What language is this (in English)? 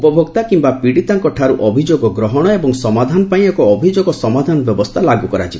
Odia